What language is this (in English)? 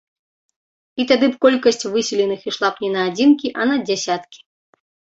Belarusian